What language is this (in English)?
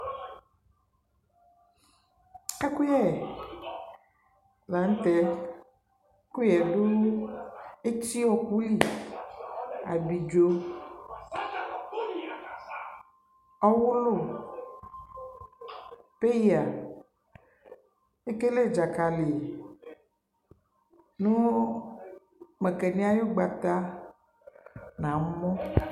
Ikposo